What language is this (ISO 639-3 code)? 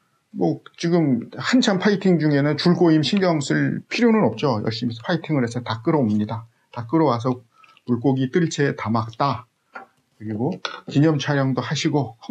kor